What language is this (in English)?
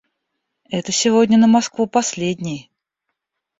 Russian